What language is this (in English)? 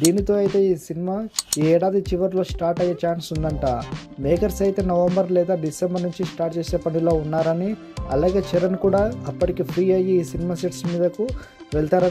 Hindi